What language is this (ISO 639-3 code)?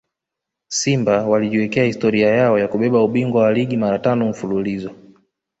swa